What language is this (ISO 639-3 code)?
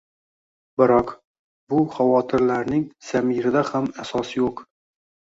uzb